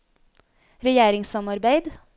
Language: Norwegian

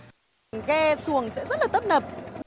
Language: Vietnamese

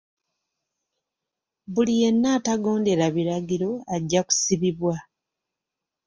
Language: Ganda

